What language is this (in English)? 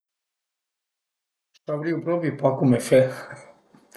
Piedmontese